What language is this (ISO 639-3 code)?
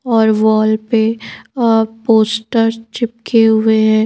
hin